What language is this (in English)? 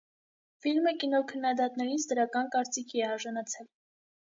Armenian